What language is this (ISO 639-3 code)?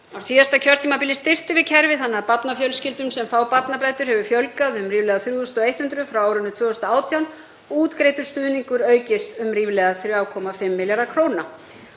isl